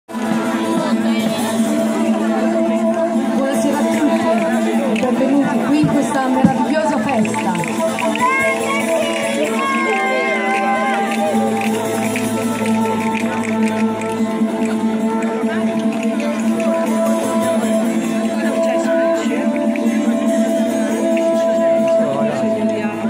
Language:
Arabic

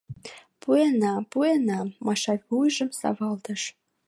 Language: Mari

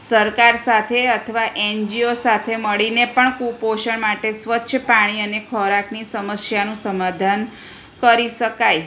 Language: Gujarati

